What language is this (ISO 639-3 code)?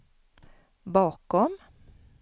swe